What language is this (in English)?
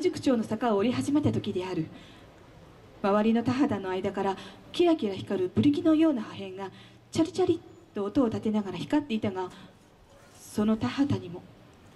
Japanese